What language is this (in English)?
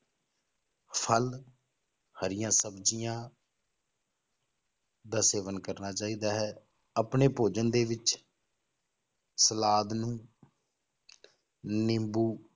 Punjabi